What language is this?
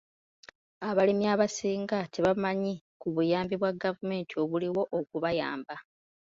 Ganda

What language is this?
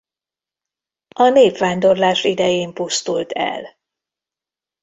Hungarian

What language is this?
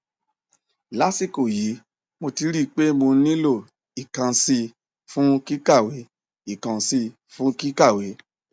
Yoruba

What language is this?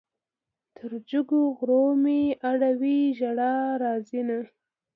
Pashto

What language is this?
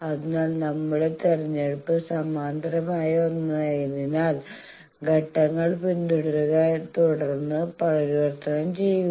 Malayalam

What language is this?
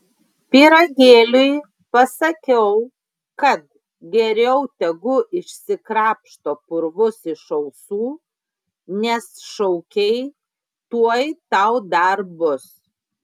Lithuanian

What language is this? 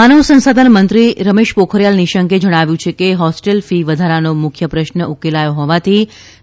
Gujarati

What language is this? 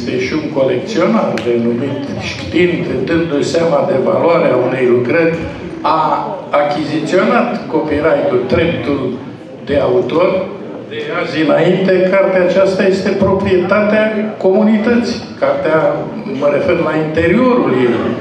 Romanian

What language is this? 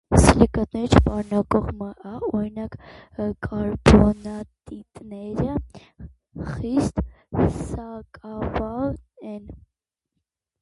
Armenian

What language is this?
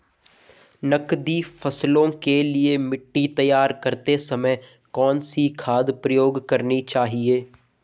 Hindi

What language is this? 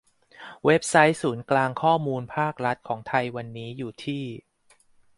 Thai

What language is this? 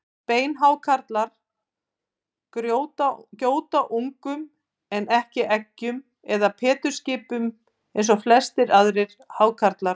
Icelandic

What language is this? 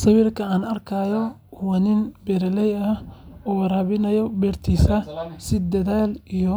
Somali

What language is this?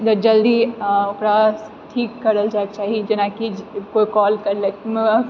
Maithili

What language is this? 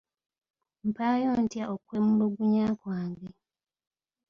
Ganda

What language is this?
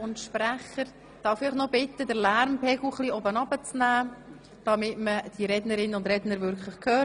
Swiss German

